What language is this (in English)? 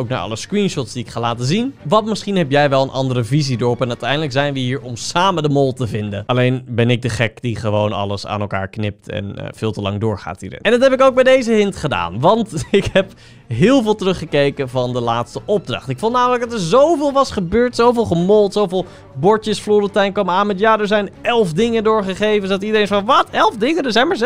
Dutch